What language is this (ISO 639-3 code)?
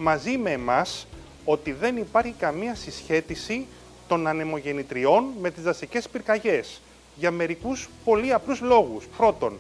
ell